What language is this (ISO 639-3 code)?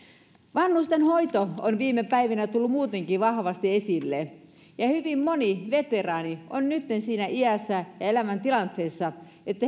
fin